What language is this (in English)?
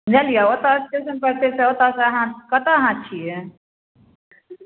Maithili